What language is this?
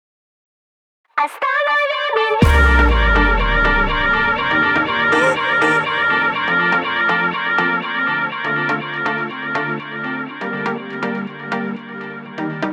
Russian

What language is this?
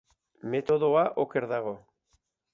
Basque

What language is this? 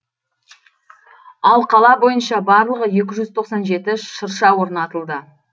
Kazakh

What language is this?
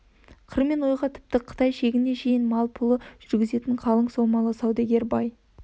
Kazakh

